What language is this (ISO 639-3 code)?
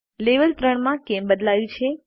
guj